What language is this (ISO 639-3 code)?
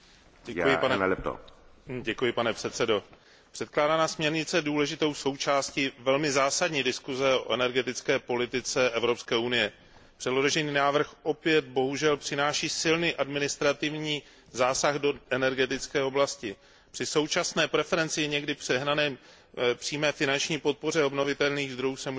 ces